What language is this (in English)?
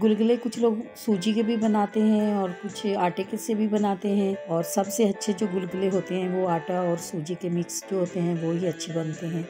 Hindi